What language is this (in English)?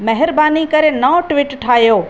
Sindhi